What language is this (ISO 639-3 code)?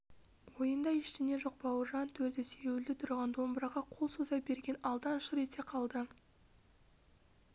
kaz